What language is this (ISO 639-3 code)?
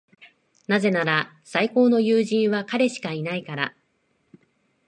jpn